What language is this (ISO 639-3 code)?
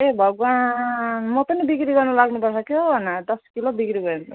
nep